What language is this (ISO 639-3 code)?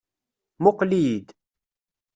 kab